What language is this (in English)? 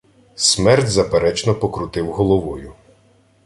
Ukrainian